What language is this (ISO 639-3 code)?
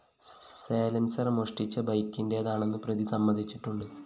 mal